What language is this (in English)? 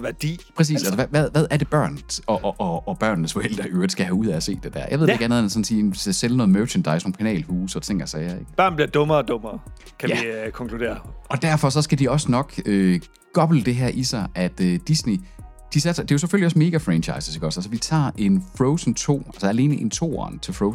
Danish